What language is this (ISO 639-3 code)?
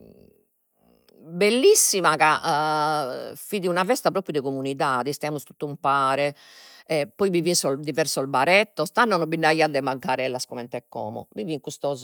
srd